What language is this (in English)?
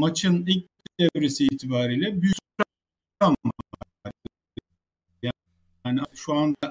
Turkish